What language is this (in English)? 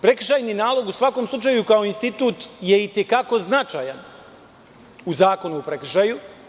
Serbian